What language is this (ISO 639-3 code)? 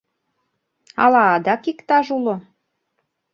chm